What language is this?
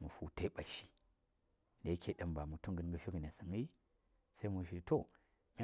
Saya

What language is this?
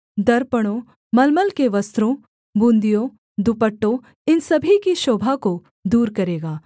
Hindi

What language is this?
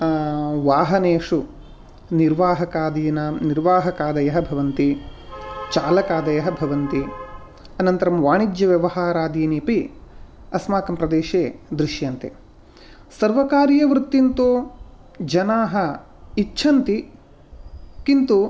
Sanskrit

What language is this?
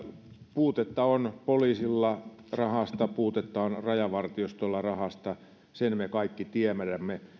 Finnish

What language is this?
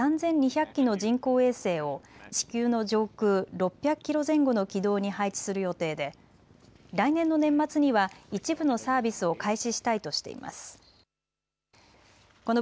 Japanese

